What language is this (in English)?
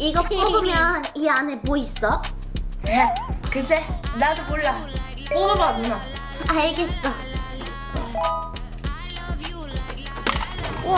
Korean